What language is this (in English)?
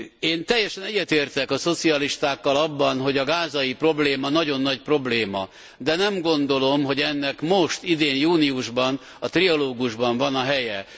Hungarian